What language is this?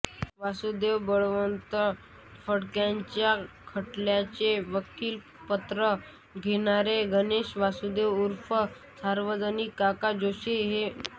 Marathi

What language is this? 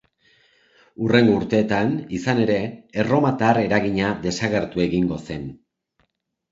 Basque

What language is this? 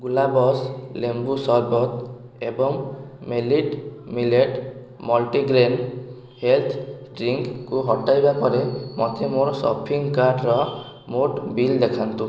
Odia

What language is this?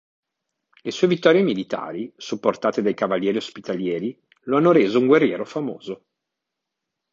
Italian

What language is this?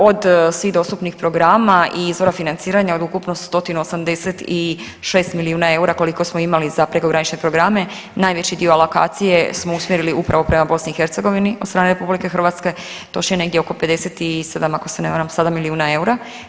Croatian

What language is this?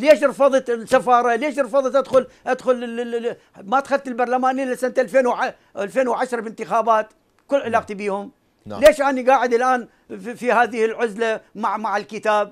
Arabic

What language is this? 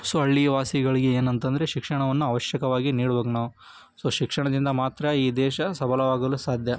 Kannada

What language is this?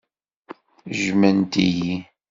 Kabyle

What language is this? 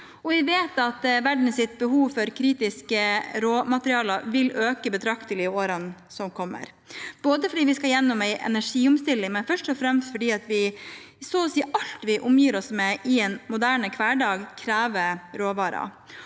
Norwegian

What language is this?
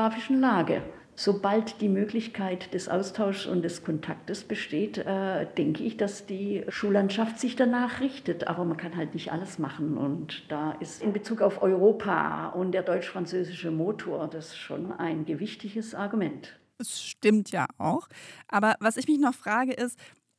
German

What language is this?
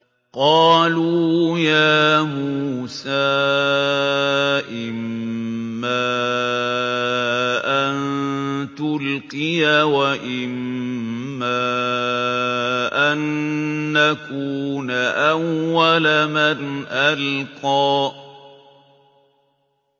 Arabic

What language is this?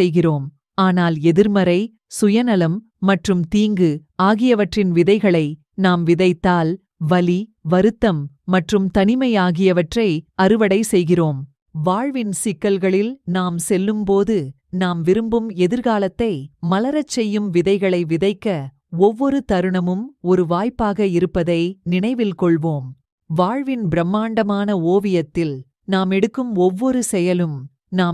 Romanian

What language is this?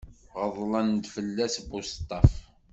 Kabyle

